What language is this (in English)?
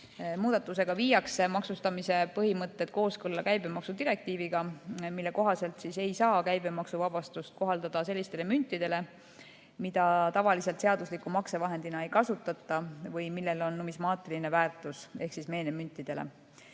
Estonian